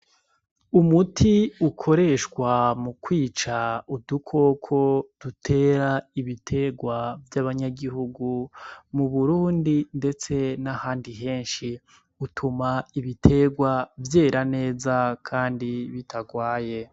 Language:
Rundi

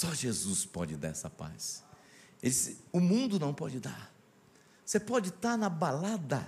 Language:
Portuguese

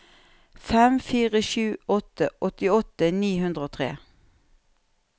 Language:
Norwegian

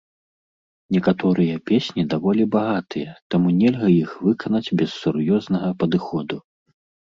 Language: Belarusian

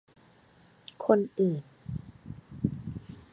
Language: Thai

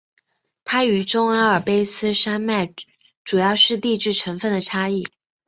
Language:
Chinese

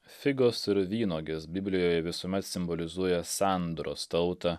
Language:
Lithuanian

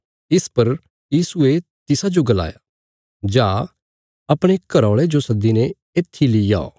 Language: Bilaspuri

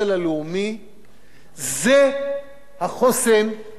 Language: Hebrew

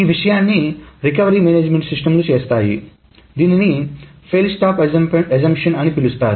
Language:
Telugu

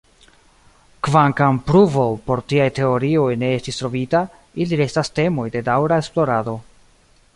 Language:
Esperanto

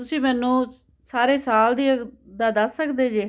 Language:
Punjabi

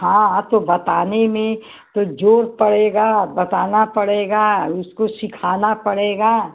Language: Hindi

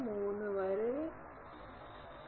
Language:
Malayalam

